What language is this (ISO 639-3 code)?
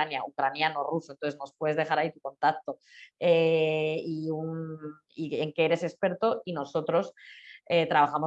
spa